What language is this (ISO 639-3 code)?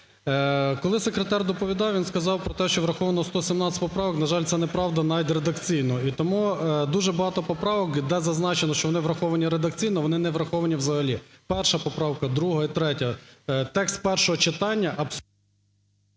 ukr